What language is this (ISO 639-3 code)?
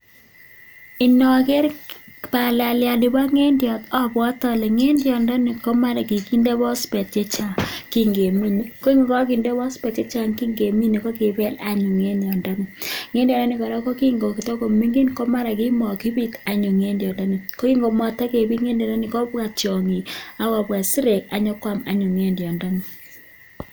kln